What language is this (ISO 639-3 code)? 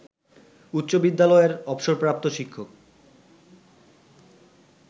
ben